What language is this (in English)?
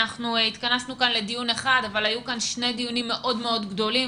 Hebrew